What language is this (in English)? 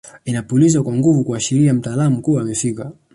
Swahili